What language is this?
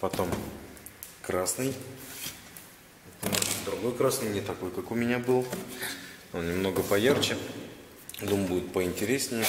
Russian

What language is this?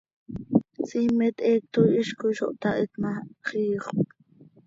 Seri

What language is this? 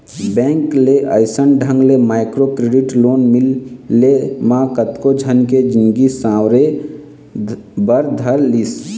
Chhattisgarhi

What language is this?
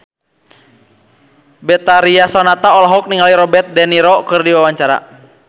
Sundanese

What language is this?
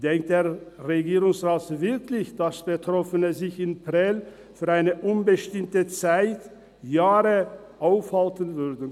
Swiss German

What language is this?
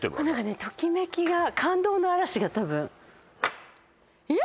Japanese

